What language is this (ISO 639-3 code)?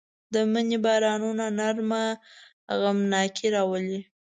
pus